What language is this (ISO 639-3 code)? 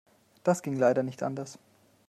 deu